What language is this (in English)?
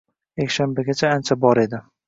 Uzbek